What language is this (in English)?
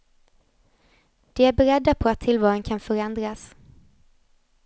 Swedish